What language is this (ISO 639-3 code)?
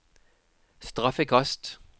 nor